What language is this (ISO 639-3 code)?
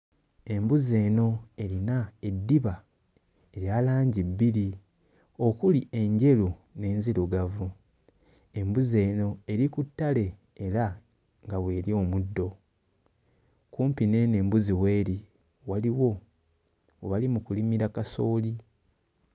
lug